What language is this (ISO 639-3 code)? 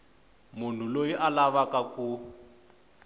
tso